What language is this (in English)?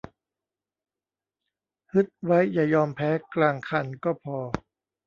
Thai